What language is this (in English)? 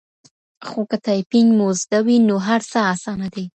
Pashto